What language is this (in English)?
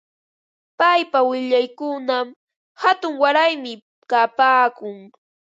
Ambo-Pasco Quechua